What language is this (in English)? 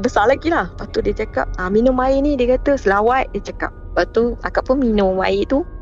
Malay